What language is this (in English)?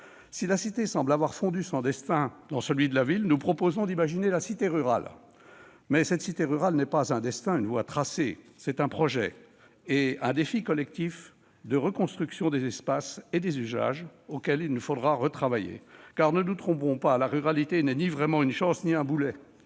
French